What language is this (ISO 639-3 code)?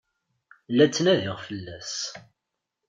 kab